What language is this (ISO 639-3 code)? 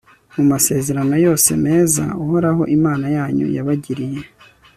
kin